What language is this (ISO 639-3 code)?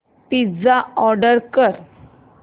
mar